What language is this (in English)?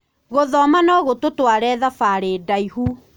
Kikuyu